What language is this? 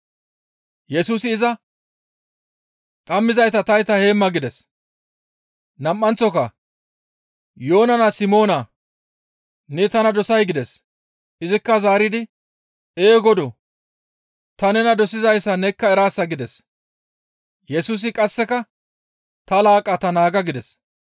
Gamo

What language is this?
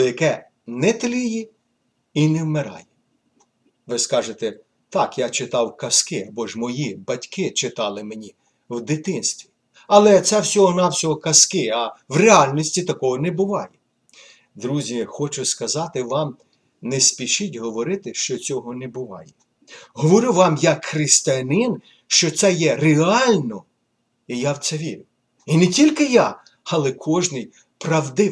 Ukrainian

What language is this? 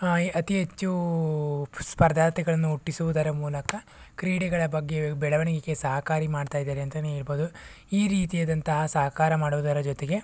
Kannada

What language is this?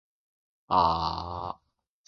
Japanese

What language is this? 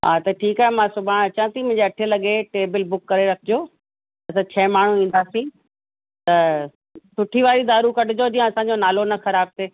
Sindhi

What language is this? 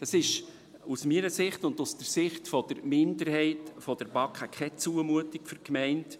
Swiss German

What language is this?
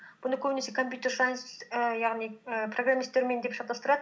Kazakh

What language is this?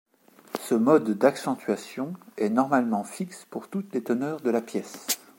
French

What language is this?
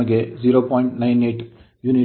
Kannada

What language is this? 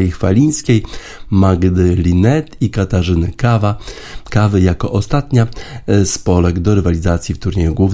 Polish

